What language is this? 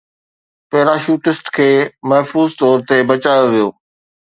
Sindhi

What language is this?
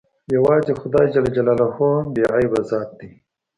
Pashto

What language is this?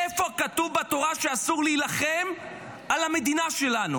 Hebrew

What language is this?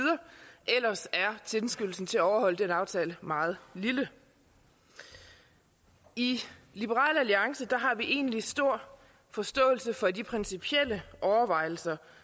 Danish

